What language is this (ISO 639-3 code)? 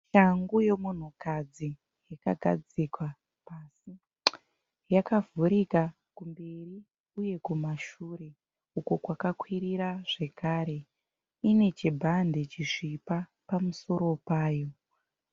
sna